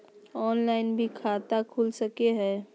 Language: Magahi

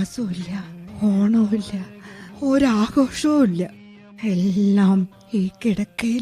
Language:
Malayalam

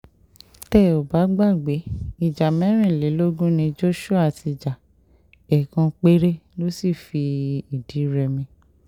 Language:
Yoruba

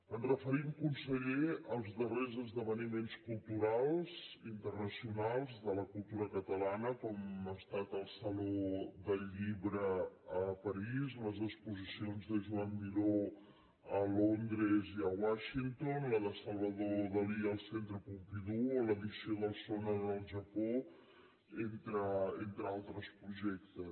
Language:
Catalan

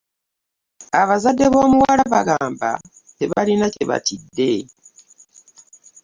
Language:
Ganda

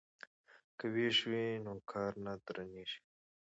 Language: Pashto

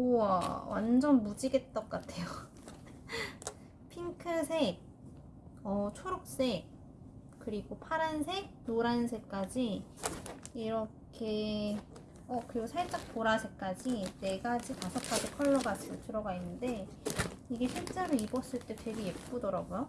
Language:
Korean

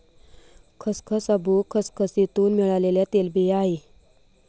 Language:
Marathi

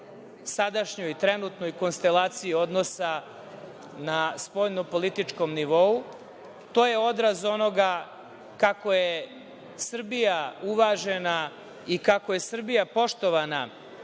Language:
Serbian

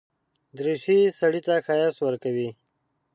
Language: Pashto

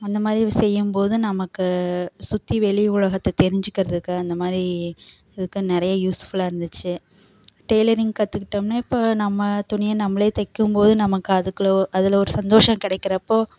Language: Tamil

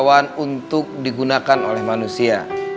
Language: Indonesian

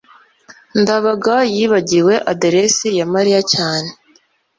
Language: Kinyarwanda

